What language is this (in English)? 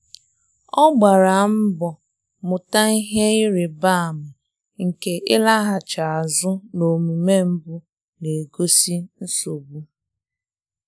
Igbo